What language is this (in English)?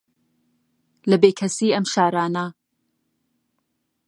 Central Kurdish